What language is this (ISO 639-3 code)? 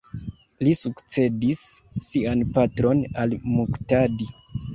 epo